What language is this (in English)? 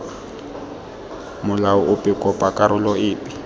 Tswana